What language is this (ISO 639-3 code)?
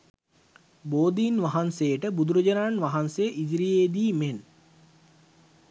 sin